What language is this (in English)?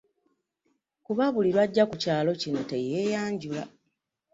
Ganda